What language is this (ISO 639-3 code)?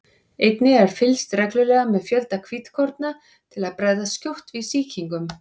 isl